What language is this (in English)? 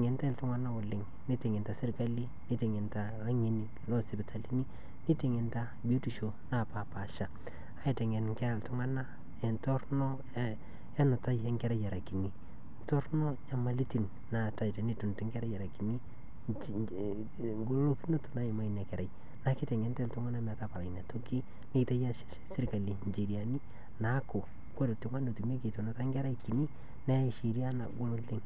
Masai